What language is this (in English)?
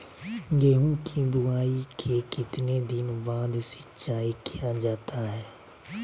Magahi